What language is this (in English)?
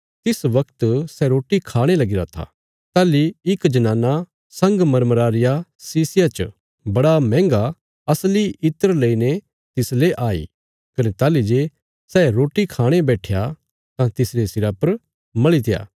Bilaspuri